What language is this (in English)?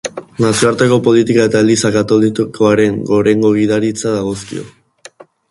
Basque